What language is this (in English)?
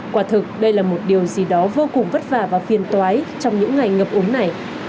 Vietnamese